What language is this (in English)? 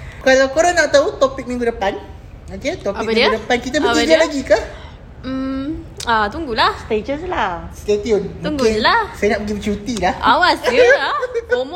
Malay